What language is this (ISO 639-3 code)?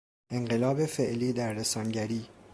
fas